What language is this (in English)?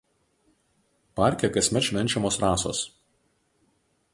Lithuanian